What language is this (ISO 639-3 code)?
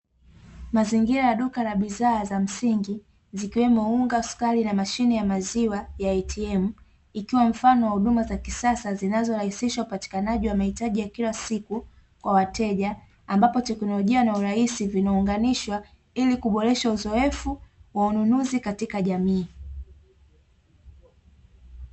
swa